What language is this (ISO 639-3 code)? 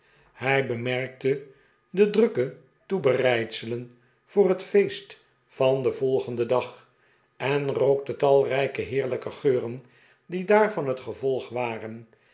nld